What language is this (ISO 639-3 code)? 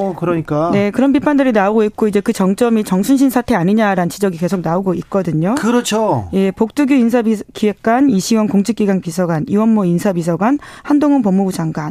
kor